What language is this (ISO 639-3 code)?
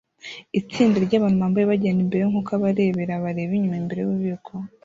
kin